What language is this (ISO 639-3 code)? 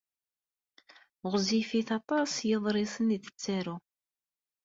kab